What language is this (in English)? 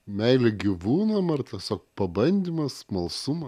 Lithuanian